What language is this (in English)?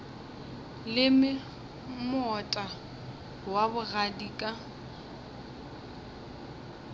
Northern Sotho